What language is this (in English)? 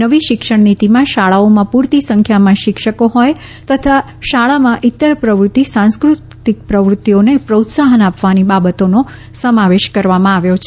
Gujarati